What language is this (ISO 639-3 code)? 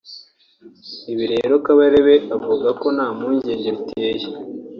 kin